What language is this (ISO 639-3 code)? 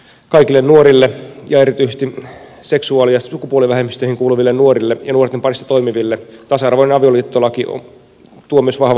fin